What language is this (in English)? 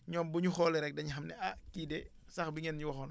Wolof